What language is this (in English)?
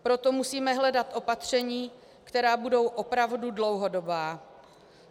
Czech